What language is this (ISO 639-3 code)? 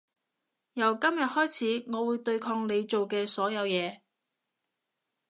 yue